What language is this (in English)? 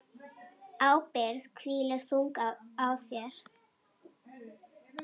Icelandic